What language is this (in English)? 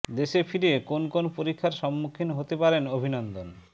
Bangla